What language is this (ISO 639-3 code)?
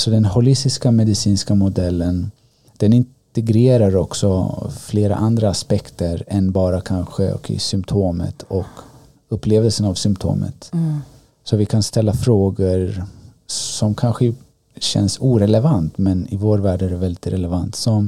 swe